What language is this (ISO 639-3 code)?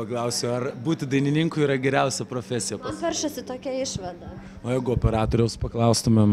lit